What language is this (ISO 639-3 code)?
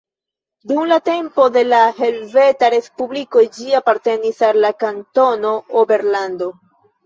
epo